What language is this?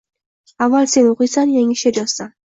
Uzbek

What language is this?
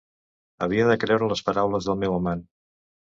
Catalan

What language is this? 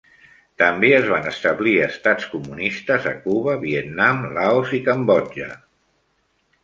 Catalan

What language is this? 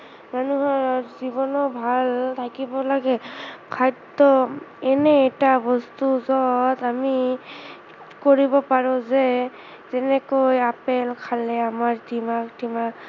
Assamese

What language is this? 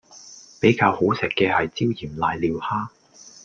Cantonese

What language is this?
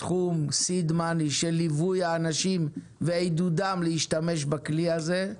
Hebrew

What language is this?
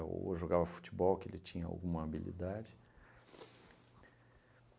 Portuguese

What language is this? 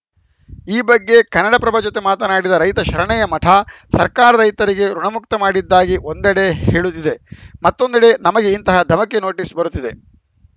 Kannada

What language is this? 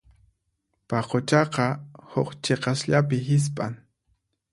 Puno Quechua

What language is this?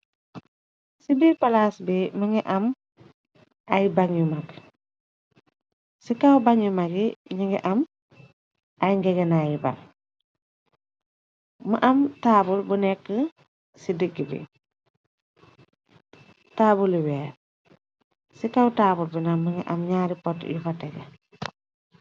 Wolof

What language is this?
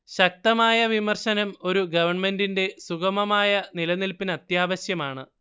Malayalam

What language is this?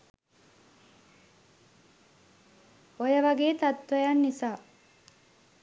Sinhala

